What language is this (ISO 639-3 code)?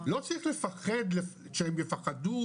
heb